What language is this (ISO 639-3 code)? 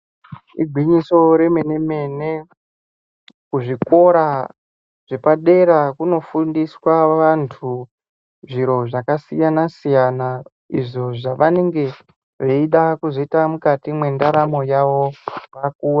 ndc